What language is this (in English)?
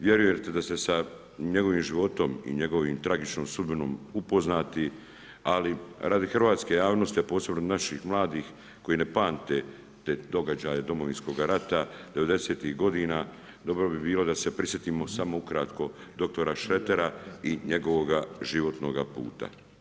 Croatian